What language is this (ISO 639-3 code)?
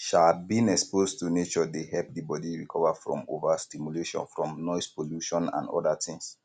pcm